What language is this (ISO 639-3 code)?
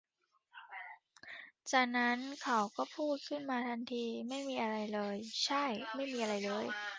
tha